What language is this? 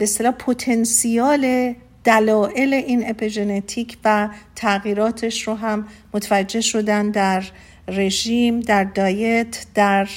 Persian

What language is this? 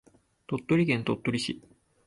Japanese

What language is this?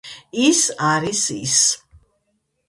Georgian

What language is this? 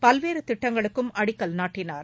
Tamil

